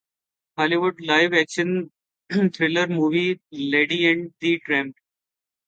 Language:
Urdu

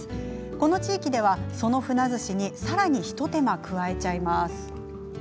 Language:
Japanese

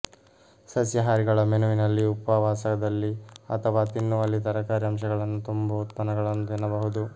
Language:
Kannada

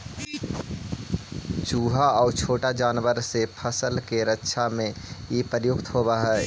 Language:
Magahi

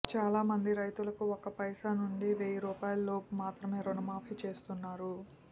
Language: Telugu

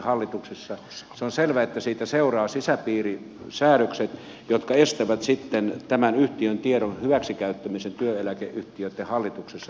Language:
Finnish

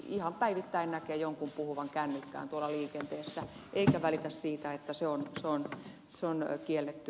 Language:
Finnish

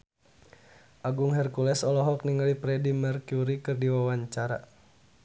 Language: Sundanese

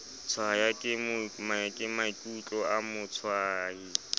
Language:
Southern Sotho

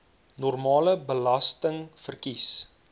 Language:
Afrikaans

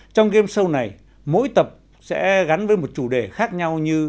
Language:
Vietnamese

